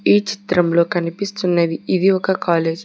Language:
Telugu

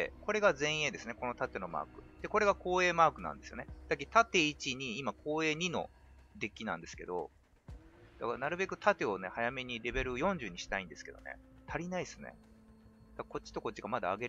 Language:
Japanese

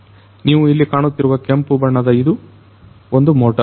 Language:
Kannada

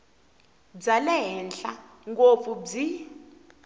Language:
Tsonga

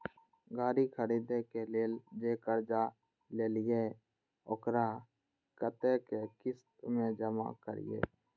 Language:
Maithili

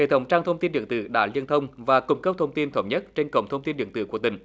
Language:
Vietnamese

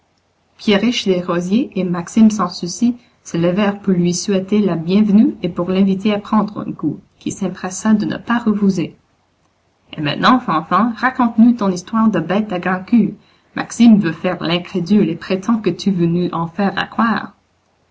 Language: French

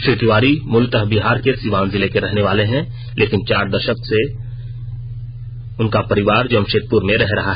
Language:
Hindi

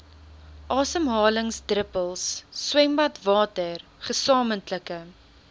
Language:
Afrikaans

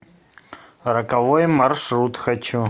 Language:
Russian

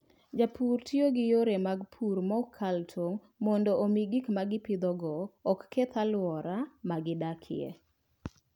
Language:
Luo (Kenya and Tanzania)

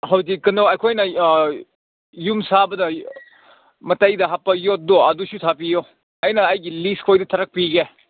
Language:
Manipuri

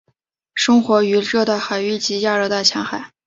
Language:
Chinese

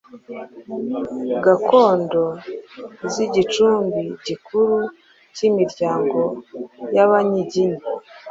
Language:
Kinyarwanda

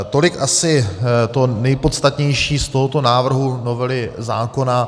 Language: Czech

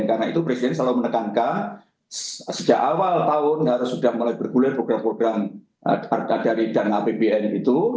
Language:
Indonesian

